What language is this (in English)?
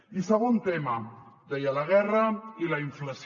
Catalan